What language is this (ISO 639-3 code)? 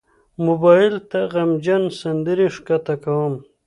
pus